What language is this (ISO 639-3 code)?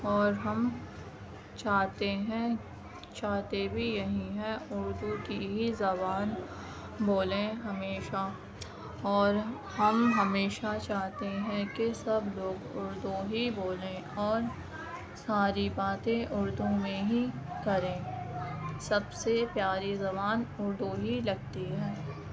urd